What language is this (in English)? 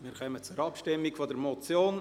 Swiss German